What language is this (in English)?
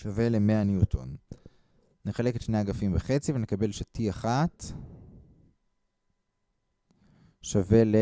Hebrew